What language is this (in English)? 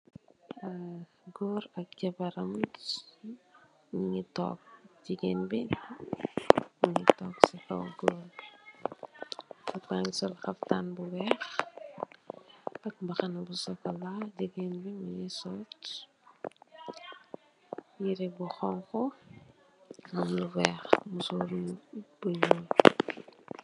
Wolof